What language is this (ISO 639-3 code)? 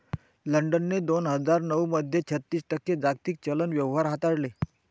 mar